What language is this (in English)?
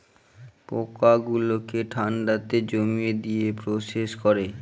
Bangla